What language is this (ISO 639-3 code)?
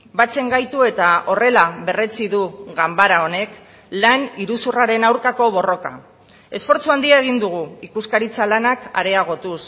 eus